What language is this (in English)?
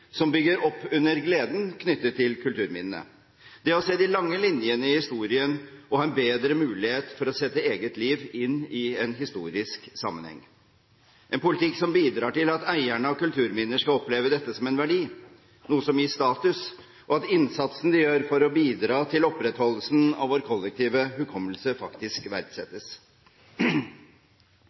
Norwegian Bokmål